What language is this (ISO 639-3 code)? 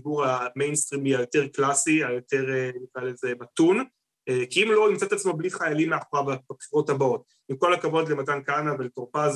heb